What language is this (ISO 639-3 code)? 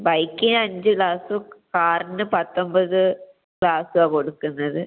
mal